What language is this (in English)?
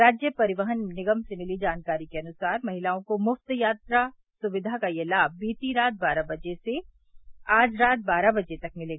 Hindi